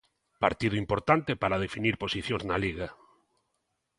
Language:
Galician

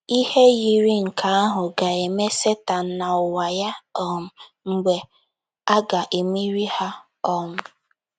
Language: Igbo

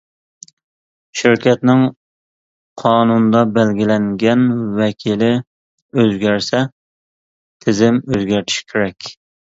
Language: Uyghur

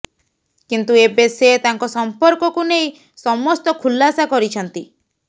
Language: Odia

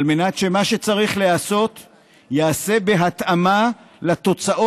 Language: Hebrew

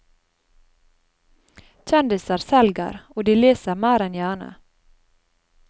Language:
Norwegian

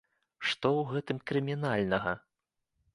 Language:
Belarusian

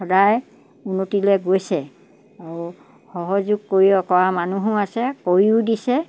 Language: Assamese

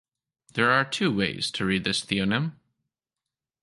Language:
English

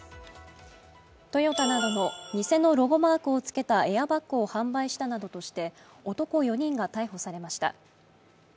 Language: Japanese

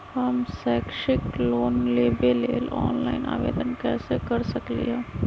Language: Magahi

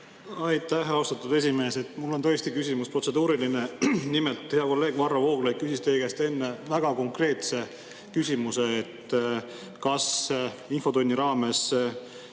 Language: Estonian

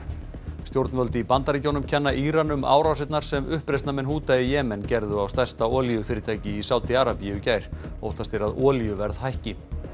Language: Icelandic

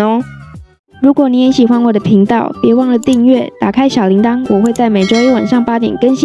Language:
Chinese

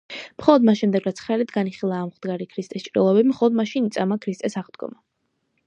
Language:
Georgian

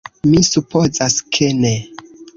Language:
Esperanto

